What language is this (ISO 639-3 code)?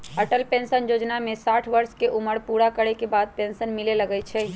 mag